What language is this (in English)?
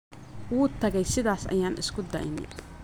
Somali